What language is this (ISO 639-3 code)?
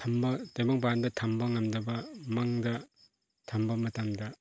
mni